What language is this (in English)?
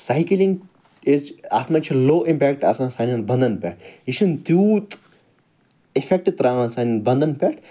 Kashmiri